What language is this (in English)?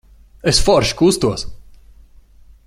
Latvian